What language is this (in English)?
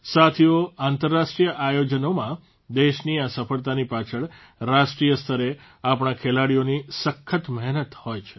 Gujarati